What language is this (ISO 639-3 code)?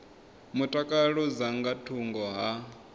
ven